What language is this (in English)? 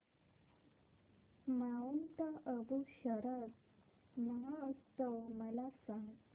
Marathi